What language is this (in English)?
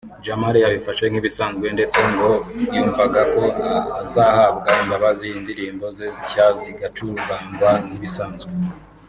Kinyarwanda